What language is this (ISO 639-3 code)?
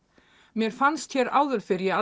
isl